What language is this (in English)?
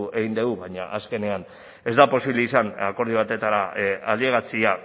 Basque